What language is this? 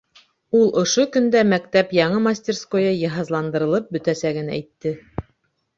Bashkir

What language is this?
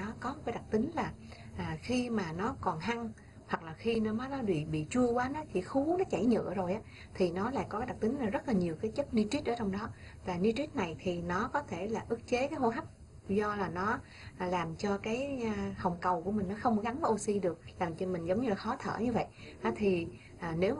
Vietnamese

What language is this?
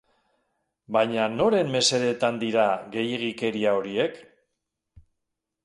Basque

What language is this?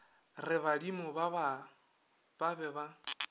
Northern Sotho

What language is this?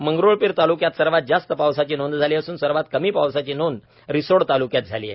Marathi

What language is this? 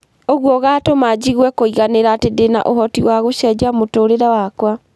Kikuyu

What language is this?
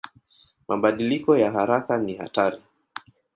Swahili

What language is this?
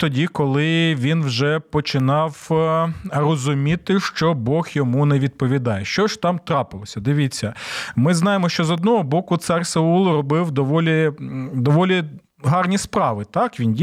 Ukrainian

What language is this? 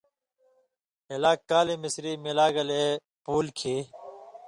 Indus Kohistani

